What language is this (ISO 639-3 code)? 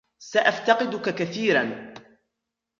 ara